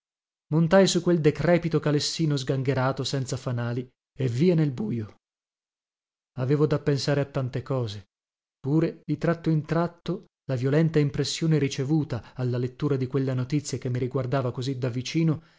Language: Italian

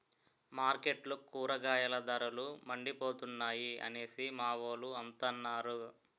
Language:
Telugu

